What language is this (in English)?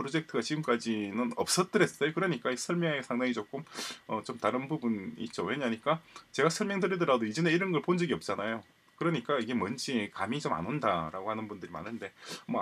Korean